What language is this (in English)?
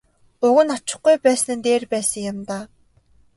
Mongolian